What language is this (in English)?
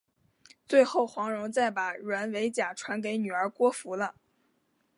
Chinese